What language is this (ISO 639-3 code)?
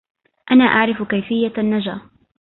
ara